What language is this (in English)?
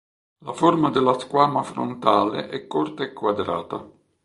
Italian